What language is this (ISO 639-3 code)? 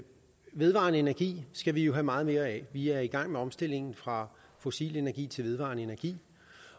dan